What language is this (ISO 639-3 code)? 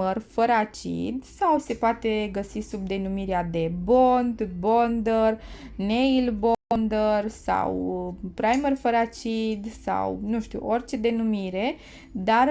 ron